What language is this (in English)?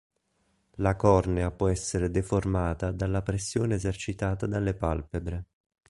Italian